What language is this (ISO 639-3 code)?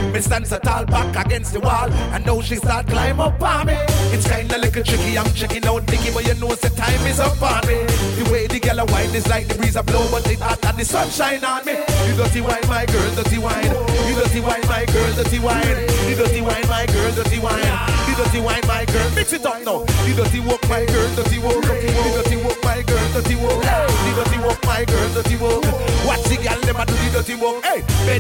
eng